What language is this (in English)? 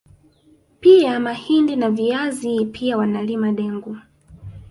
Swahili